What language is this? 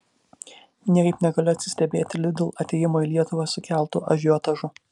Lithuanian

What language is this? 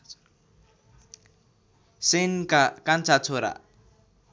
Nepali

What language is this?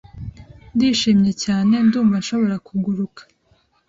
Kinyarwanda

